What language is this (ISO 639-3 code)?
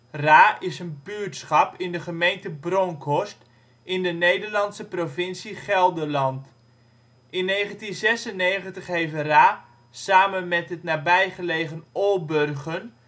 nld